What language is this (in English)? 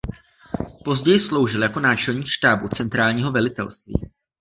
Czech